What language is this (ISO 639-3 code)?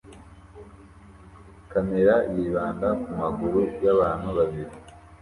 kin